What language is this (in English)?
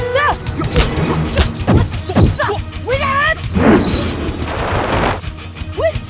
Indonesian